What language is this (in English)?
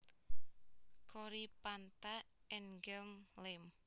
Javanese